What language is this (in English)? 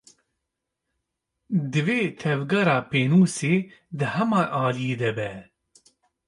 Kurdish